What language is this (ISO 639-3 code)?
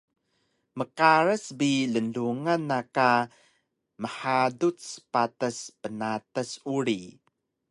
trv